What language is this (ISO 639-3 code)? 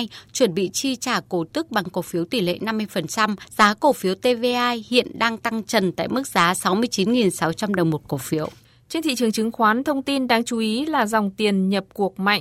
vie